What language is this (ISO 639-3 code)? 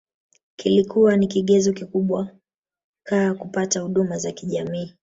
swa